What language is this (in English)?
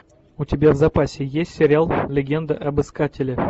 Russian